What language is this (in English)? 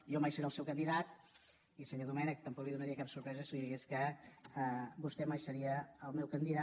Catalan